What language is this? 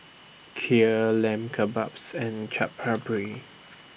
English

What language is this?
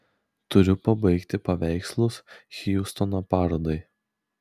Lithuanian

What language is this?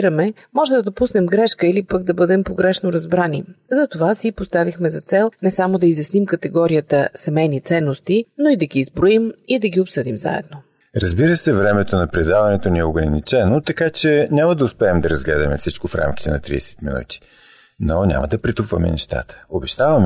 Bulgarian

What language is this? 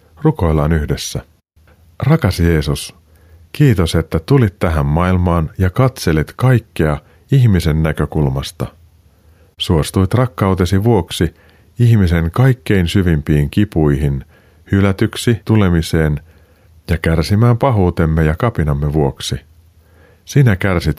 Finnish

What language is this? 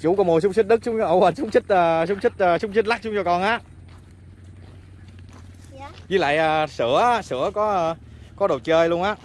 Vietnamese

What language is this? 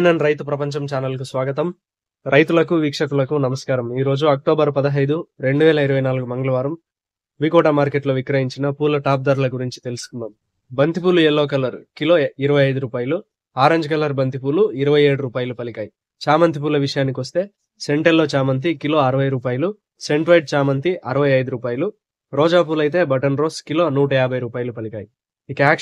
Arabic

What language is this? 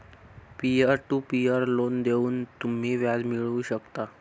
Marathi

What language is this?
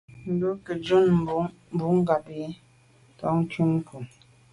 Medumba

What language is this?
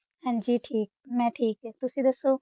Punjabi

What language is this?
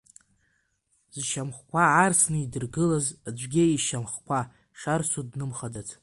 Abkhazian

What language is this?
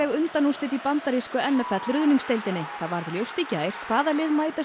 Icelandic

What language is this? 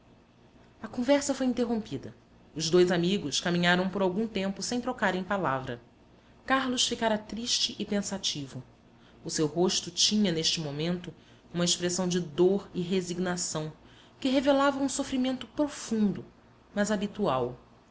Portuguese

